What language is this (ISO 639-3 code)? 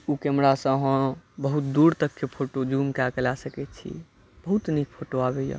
mai